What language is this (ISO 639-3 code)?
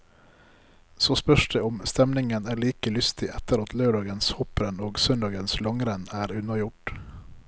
nor